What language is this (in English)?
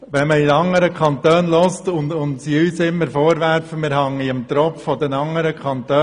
Swiss German